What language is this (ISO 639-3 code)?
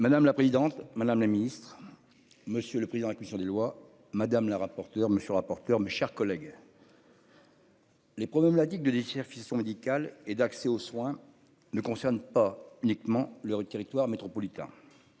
fra